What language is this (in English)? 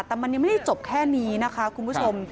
Thai